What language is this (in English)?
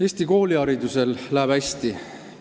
Estonian